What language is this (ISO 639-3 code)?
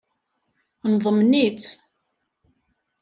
kab